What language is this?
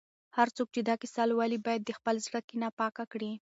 Pashto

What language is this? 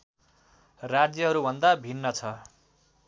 Nepali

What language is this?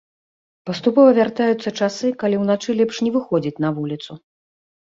Belarusian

